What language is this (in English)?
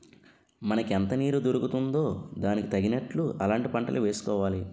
Telugu